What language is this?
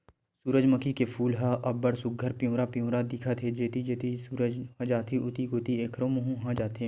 Chhattisgarhi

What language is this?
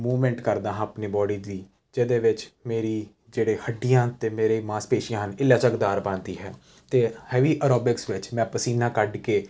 Punjabi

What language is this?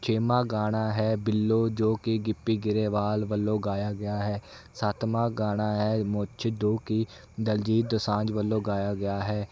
Punjabi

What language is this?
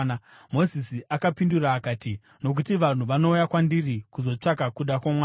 Shona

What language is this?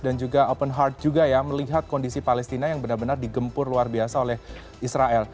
Indonesian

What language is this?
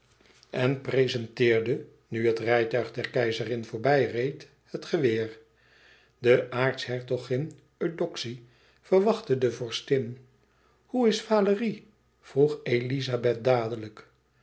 Dutch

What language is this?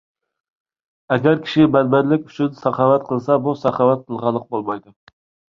Uyghur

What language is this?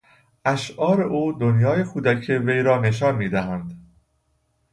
Persian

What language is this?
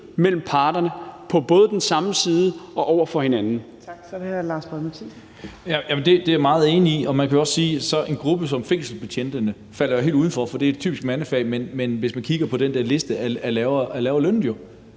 Danish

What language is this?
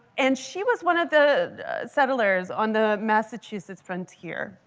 English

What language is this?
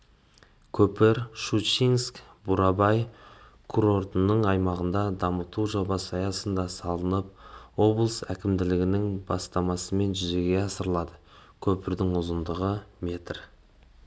Kazakh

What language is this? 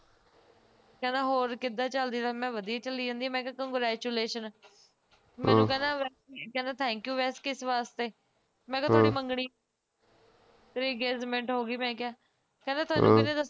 Punjabi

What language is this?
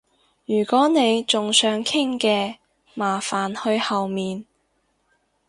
Cantonese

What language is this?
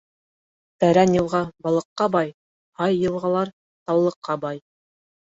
Bashkir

